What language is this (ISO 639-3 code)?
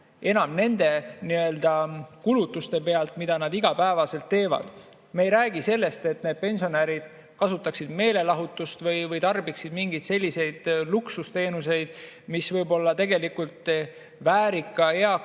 est